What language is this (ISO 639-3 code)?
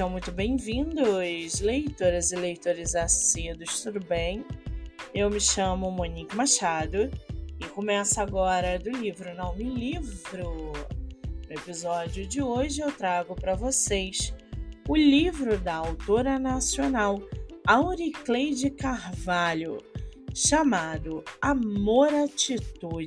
por